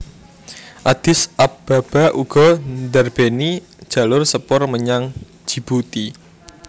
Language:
Javanese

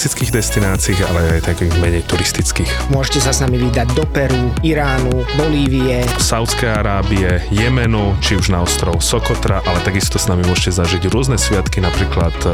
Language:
Slovak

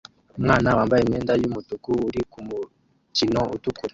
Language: Kinyarwanda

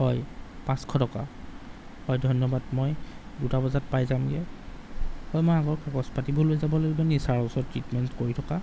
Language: Assamese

